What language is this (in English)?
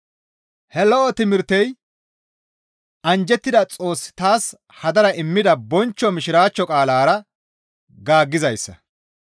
Gamo